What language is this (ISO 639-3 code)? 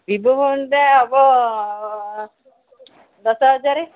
ori